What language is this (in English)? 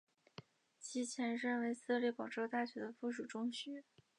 Chinese